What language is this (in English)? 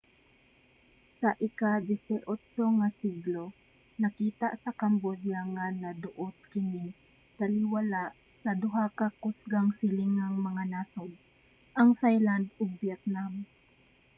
Cebuano